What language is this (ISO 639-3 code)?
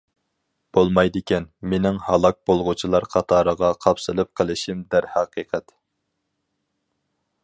uig